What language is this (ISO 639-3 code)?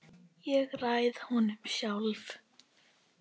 isl